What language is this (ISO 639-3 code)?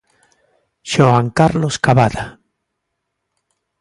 glg